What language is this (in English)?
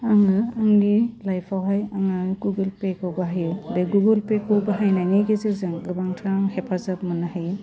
Bodo